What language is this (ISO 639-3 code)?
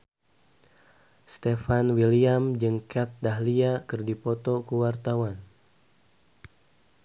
sun